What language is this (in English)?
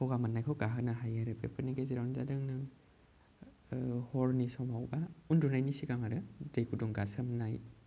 Bodo